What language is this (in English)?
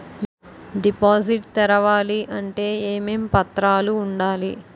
Telugu